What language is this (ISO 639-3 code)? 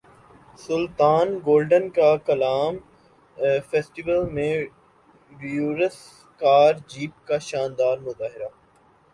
urd